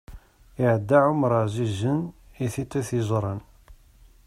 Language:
Kabyle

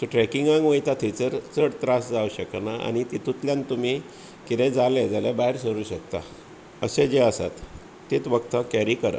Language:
Konkani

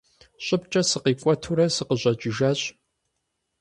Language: Kabardian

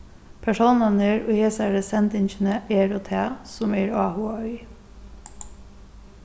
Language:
Faroese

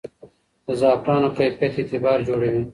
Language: Pashto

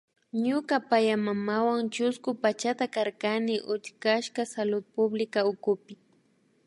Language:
Imbabura Highland Quichua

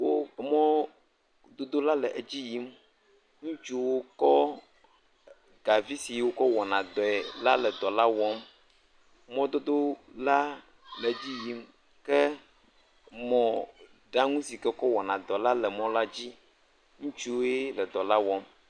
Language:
Ewe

